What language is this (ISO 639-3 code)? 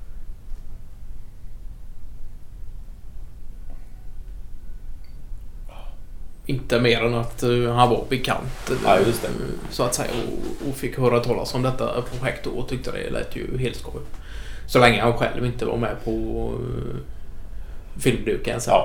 swe